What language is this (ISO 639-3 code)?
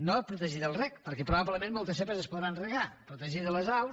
cat